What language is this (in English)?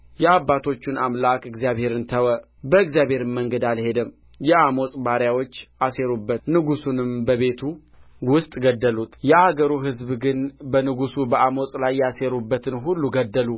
Amharic